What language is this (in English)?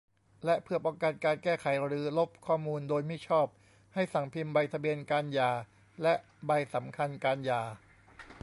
Thai